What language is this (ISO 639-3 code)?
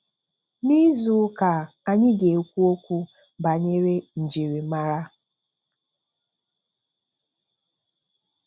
ibo